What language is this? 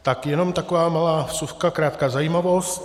Czech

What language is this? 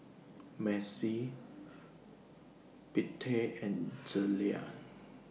English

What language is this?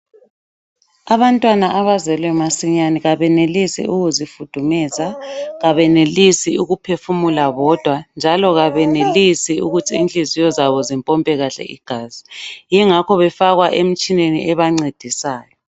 North Ndebele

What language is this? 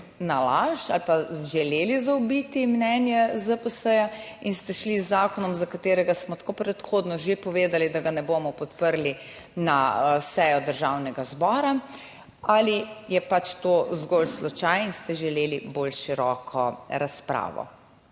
Slovenian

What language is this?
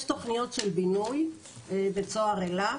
Hebrew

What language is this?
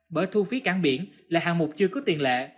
Vietnamese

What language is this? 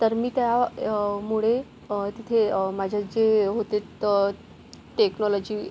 Marathi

